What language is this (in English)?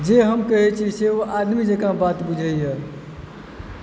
Maithili